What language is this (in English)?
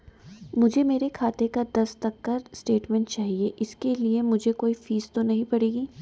Hindi